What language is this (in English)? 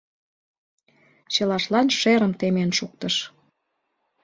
Mari